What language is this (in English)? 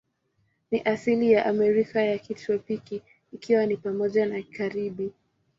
Swahili